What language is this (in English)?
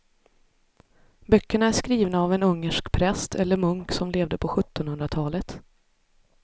Swedish